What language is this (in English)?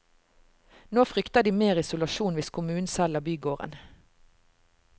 Norwegian